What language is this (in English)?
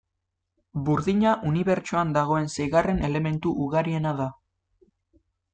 Basque